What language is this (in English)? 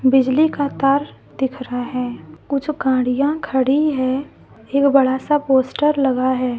Hindi